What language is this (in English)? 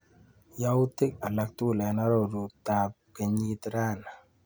Kalenjin